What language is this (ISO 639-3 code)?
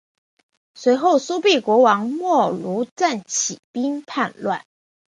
zho